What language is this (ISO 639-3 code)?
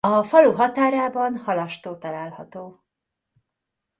hun